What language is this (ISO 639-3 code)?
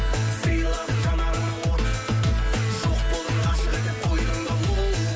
kaz